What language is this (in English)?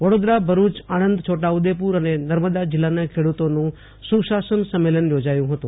Gujarati